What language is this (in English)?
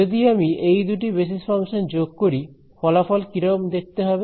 Bangla